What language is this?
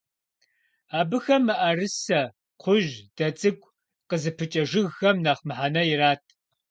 Kabardian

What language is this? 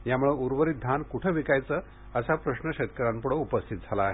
Marathi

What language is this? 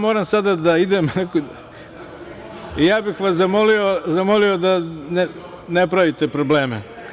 Serbian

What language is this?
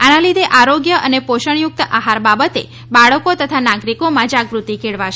Gujarati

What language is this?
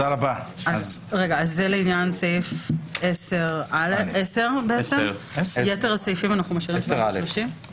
Hebrew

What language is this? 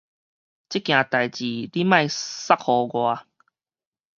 Min Nan Chinese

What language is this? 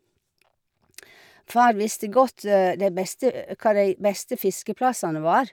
Norwegian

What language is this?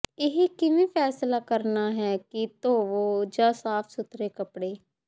Punjabi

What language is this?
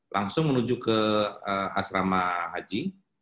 Indonesian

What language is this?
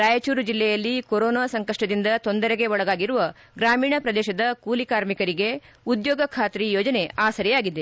Kannada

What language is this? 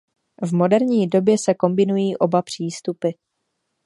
Czech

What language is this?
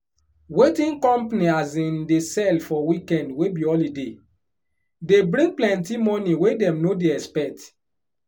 Nigerian Pidgin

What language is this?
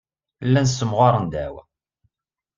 Kabyle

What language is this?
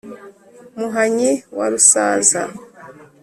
Kinyarwanda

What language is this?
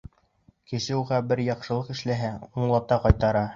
Bashkir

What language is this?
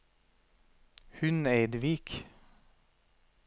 Norwegian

